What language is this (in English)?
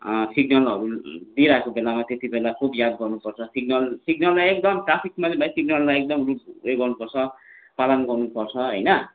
Nepali